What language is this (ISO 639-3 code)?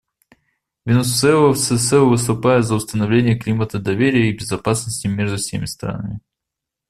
rus